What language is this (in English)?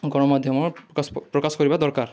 Odia